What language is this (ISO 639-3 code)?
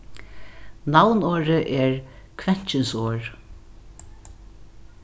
fao